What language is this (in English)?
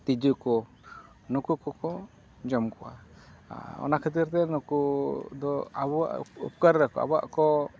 Santali